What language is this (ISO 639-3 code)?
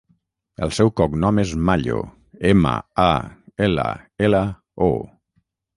cat